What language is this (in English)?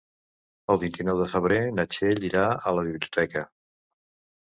Catalan